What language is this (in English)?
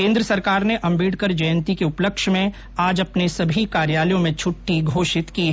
Hindi